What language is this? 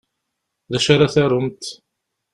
Kabyle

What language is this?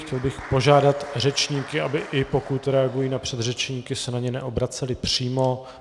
Czech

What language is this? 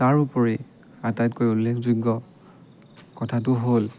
Assamese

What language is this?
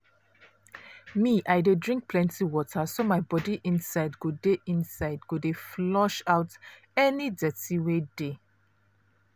Nigerian Pidgin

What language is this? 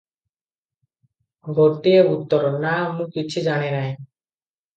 Odia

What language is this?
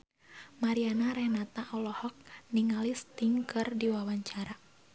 Sundanese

